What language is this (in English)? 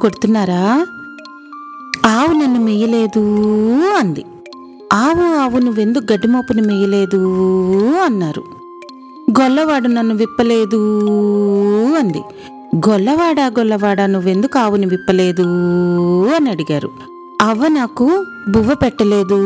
Telugu